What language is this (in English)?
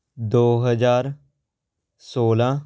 Punjabi